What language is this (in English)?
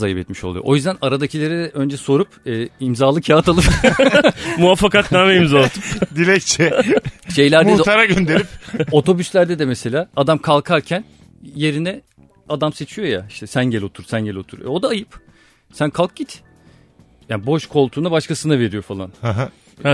Turkish